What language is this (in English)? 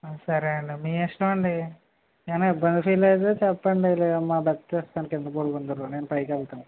Telugu